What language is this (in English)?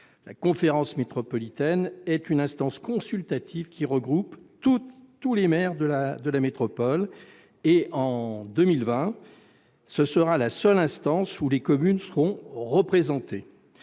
French